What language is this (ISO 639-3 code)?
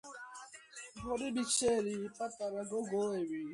kat